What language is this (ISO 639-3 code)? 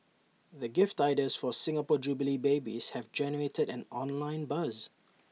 eng